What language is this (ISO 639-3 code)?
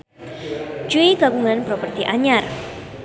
sun